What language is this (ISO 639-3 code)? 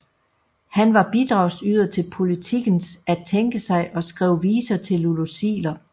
dan